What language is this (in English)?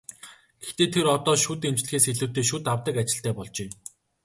Mongolian